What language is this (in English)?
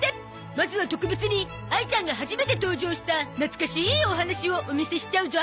Japanese